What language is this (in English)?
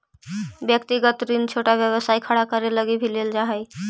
Magahi